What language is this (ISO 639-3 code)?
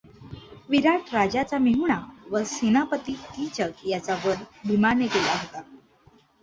mar